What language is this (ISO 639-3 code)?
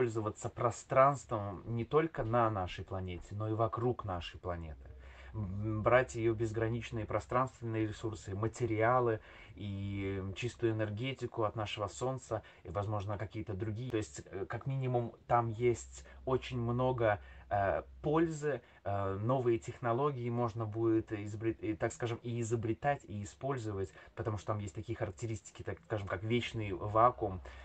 rus